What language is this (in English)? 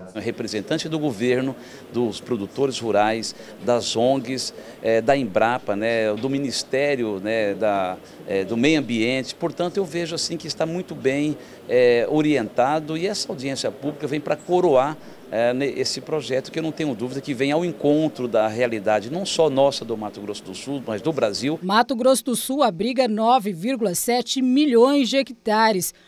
Portuguese